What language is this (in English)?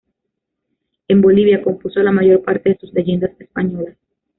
Spanish